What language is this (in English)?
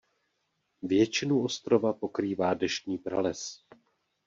Czech